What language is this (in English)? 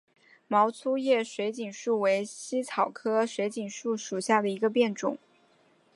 Chinese